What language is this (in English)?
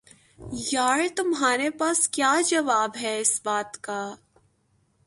Urdu